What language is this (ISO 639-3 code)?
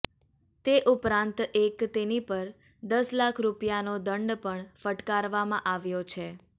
guj